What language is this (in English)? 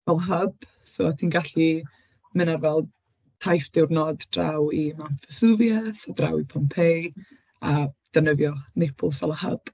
Welsh